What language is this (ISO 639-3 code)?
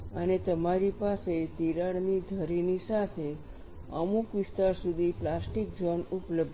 guj